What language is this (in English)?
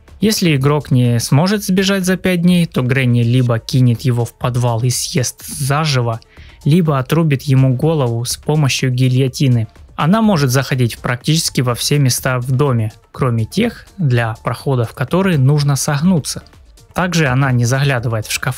Russian